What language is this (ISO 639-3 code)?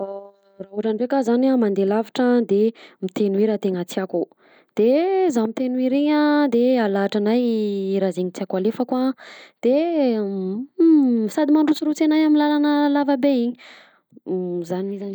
bzc